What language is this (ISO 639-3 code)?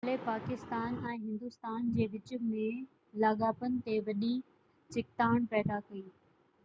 snd